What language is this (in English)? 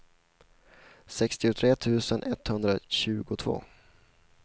Swedish